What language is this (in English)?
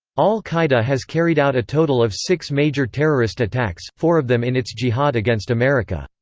English